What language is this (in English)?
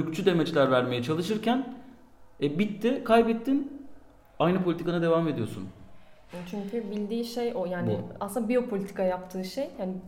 Turkish